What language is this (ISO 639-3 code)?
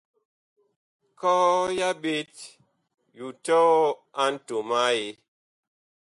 bkh